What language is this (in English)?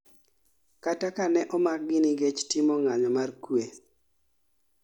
Luo (Kenya and Tanzania)